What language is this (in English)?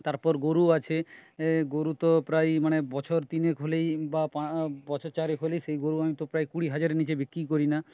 Bangla